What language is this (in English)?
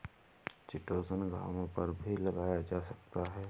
Hindi